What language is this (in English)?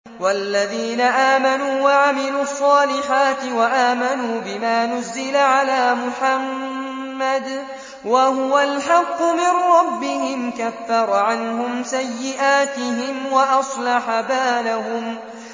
Arabic